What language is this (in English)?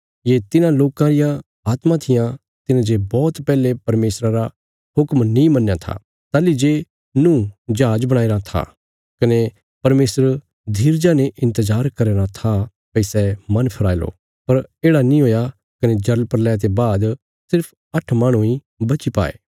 Bilaspuri